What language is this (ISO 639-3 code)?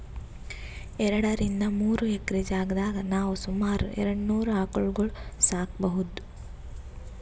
kan